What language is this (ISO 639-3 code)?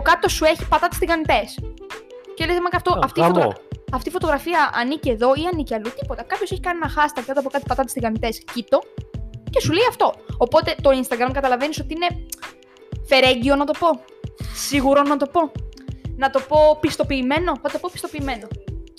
ell